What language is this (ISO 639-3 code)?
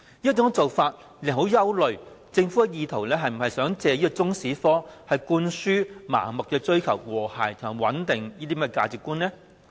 yue